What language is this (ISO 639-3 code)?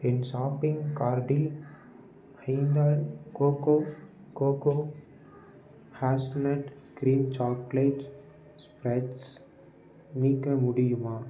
tam